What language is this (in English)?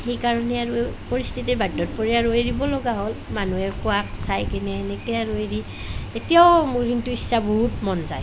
Assamese